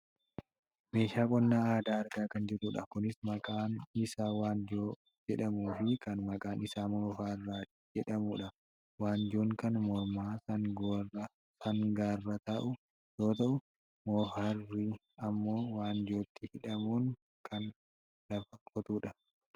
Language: Oromo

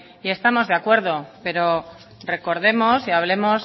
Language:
Spanish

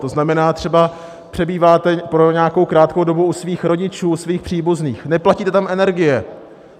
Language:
Czech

